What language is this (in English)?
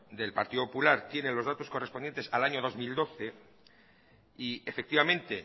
Spanish